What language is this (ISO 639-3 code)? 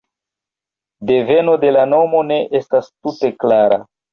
epo